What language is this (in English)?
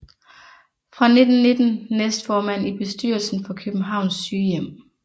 Danish